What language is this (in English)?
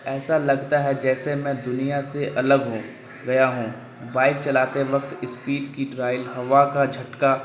Urdu